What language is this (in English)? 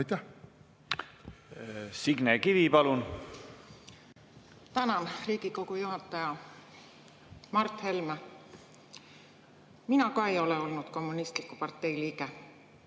Estonian